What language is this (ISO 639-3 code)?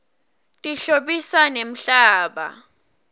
ssw